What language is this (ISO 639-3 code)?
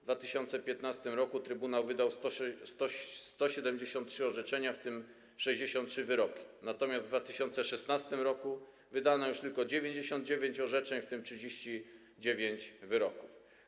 pol